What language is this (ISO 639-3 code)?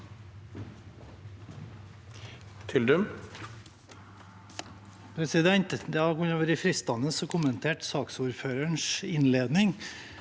nor